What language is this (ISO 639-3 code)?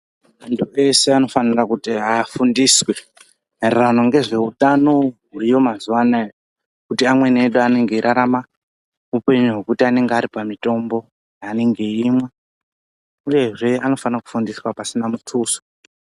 ndc